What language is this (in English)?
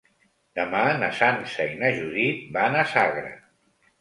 Catalan